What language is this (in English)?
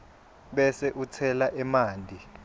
Swati